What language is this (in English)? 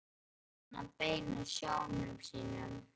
Icelandic